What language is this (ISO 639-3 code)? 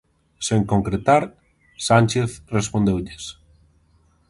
glg